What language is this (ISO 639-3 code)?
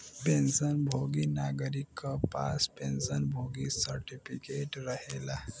bho